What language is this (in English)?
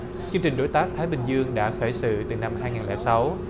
Vietnamese